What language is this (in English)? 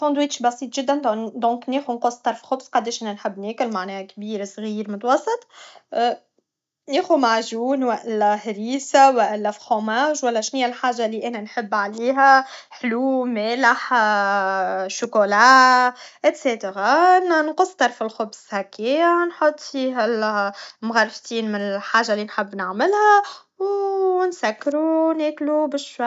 Tunisian Arabic